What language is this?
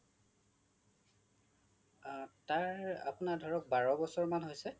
Assamese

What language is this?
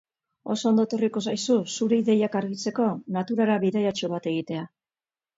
Basque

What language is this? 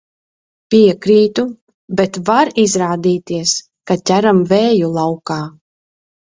Latvian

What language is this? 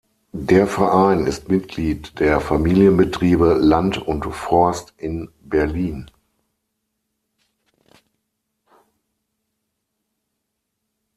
German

